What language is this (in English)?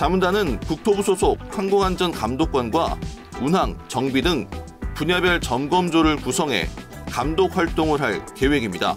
Korean